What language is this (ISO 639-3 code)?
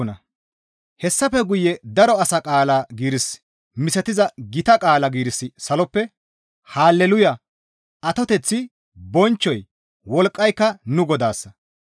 gmv